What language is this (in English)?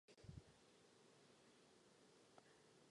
Czech